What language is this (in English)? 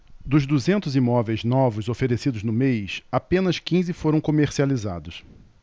Portuguese